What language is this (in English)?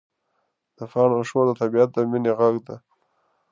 Pashto